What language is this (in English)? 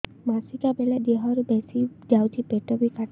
Odia